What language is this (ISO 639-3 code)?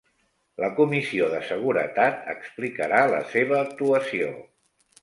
cat